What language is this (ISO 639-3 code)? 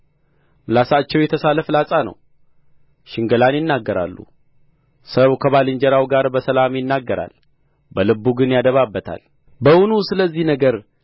amh